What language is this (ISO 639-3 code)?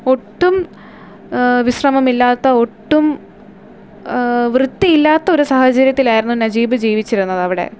mal